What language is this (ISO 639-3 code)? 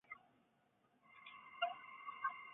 zho